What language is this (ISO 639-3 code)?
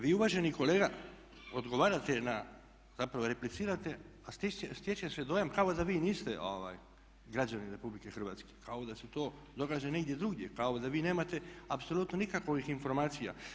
hrv